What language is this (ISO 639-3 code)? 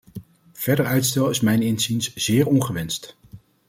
nld